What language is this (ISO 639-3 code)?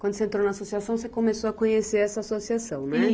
por